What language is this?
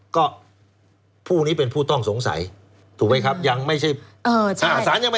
Thai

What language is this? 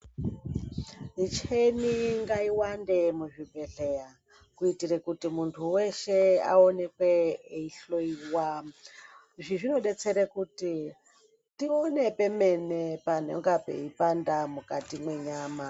Ndau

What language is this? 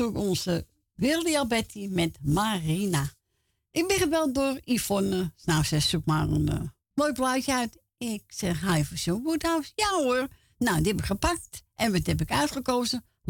Dutch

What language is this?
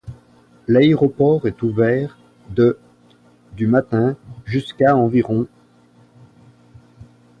French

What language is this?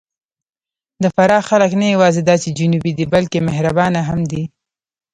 Pashto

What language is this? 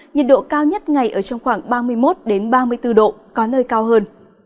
Vietnamese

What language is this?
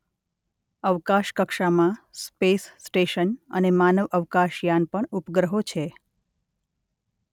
Gujarati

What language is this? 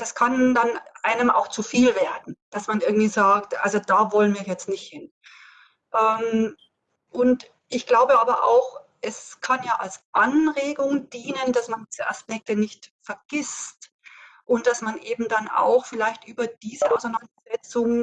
German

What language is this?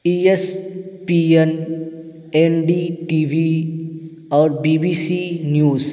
Urdu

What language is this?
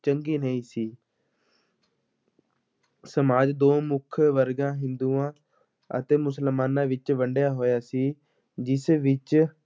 Punjabi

